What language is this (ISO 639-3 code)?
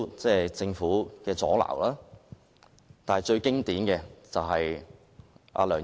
yue